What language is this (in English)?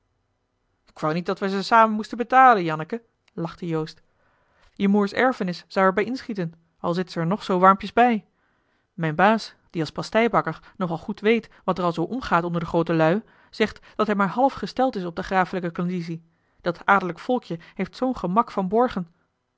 Dutch